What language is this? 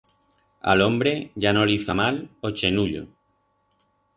Aragonese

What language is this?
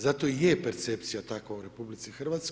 Croatian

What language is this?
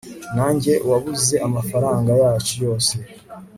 Kinyarwanda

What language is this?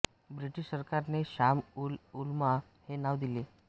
Marathi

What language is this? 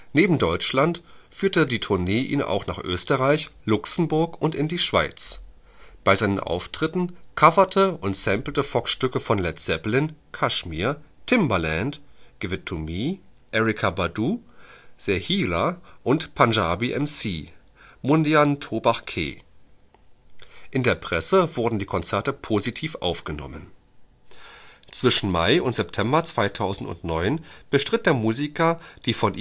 German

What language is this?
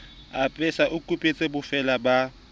Southern Sotho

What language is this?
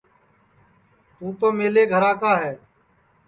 Sansi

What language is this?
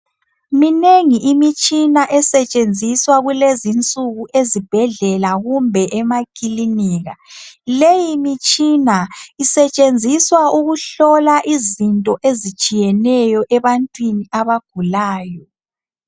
North Ndebele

